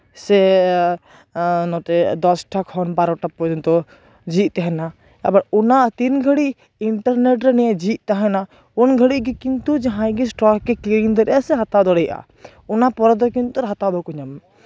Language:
Santali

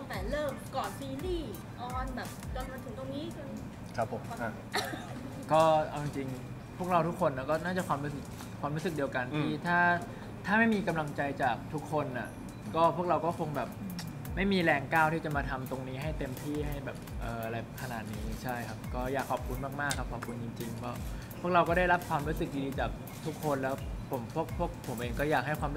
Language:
Thai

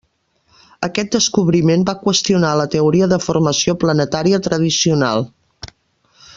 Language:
Catalan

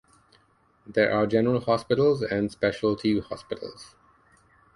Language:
English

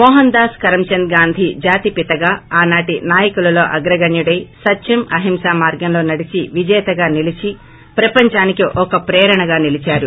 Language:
Telugu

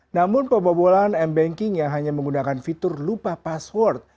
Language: Indonesian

